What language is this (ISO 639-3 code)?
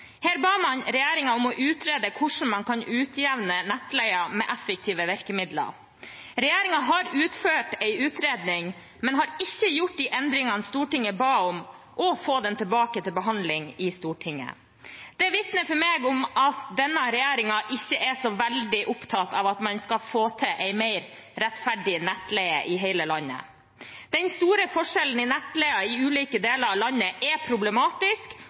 nob